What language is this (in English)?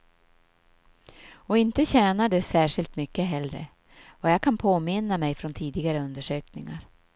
Swedish